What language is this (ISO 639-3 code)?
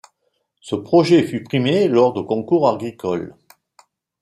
fra